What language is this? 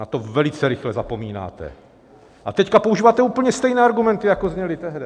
Czech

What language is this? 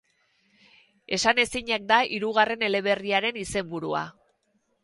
Basque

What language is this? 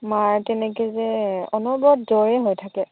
Assamese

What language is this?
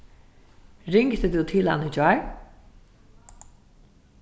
Faroese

